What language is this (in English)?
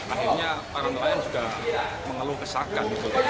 Indonesian